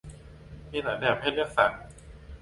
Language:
Thai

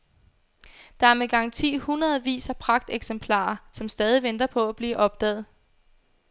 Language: Danish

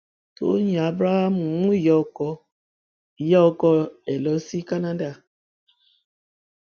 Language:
Yoruba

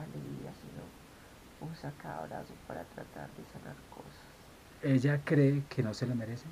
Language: Spanish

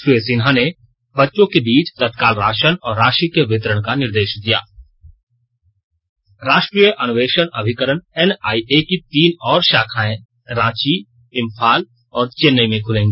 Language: Hindi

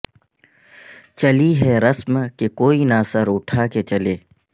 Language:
Urdu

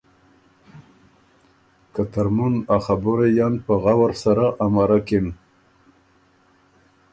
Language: Ormuri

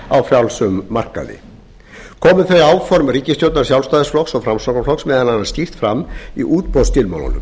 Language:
Icelandic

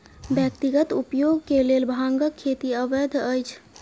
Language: Maithili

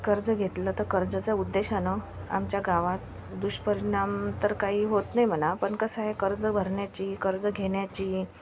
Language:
Marathi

